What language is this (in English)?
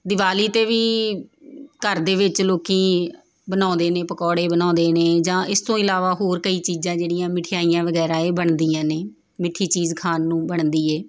Punjabi